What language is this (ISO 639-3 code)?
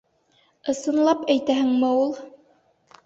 bak